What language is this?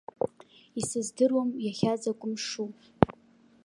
Abkhazian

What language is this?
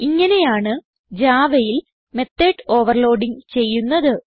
Malayalam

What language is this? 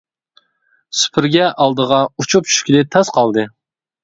Uyghur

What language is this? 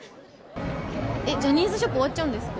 Japanese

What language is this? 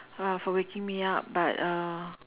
English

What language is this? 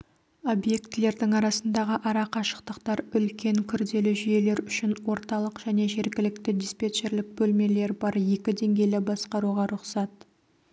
Kazakh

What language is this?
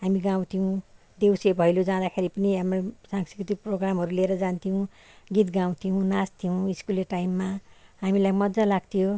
Nepali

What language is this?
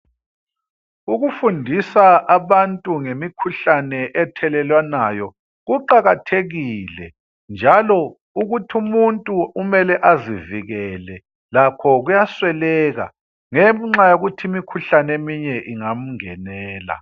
North Ndebele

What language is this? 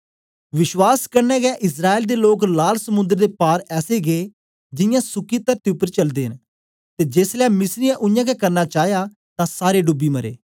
Dogri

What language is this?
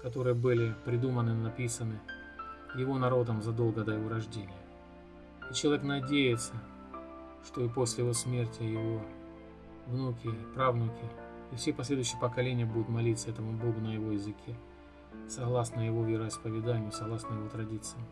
Russian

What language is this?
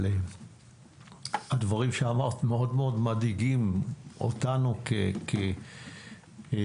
Hebrew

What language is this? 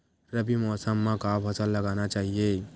Chhattisgarhi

